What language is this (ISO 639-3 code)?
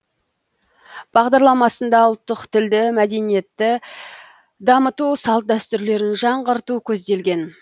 kaz